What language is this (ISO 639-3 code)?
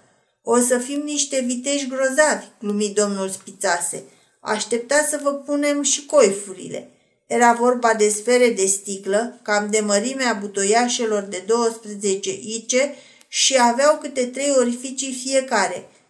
ron